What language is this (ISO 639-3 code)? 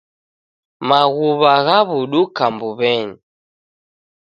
dav